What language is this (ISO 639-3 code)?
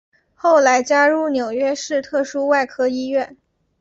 zho